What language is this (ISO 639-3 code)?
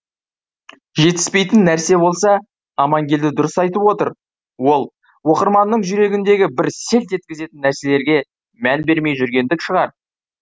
kaz